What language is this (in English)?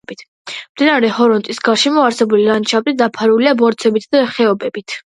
Georgian